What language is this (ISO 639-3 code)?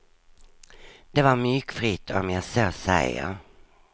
swe